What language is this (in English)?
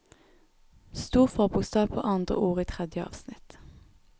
Norwegian